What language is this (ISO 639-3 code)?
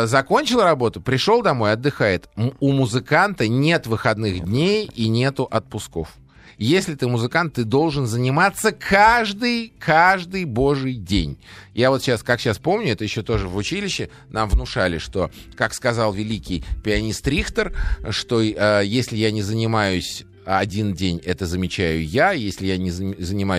rus